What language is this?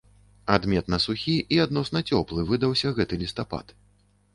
Belarusian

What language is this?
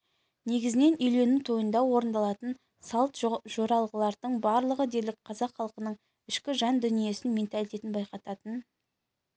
Kazakh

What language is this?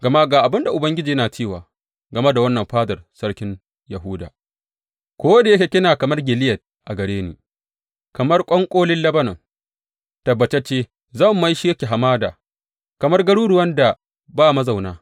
Hausa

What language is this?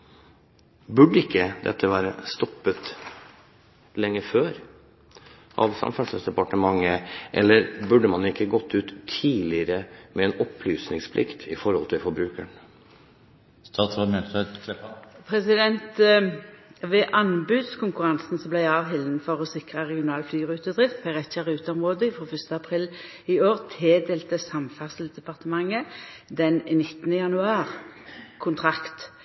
Norwegian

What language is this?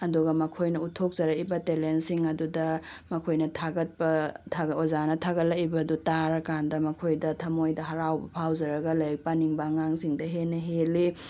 Manipuri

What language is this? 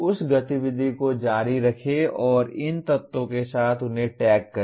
Hindi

